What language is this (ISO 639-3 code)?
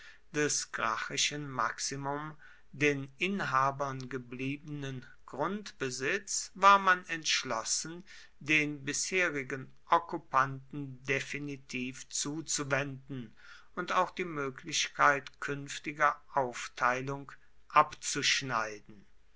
deu